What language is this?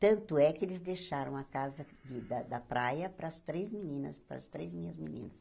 Portuguese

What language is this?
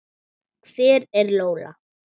Icelandic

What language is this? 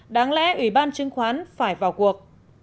Vietnamese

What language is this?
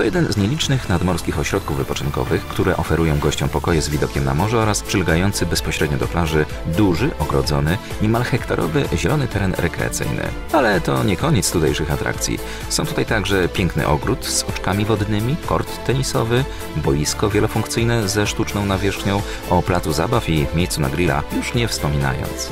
Polish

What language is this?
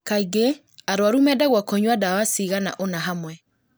Kikuyu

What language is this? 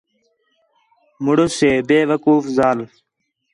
Khetrani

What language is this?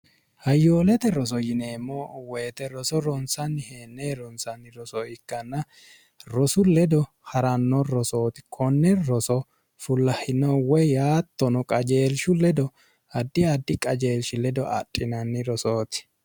Sidamo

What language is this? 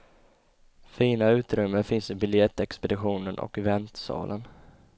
Swedish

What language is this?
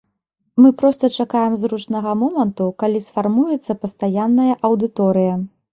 Belarusian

